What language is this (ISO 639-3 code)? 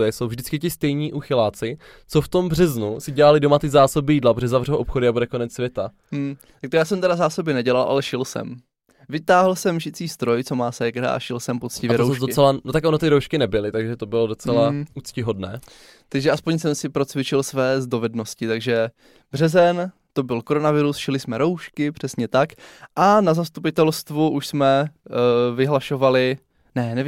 ces